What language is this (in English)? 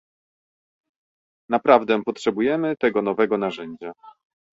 Polish